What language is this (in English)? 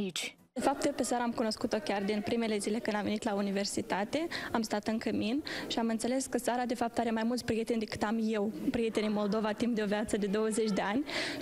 Romanian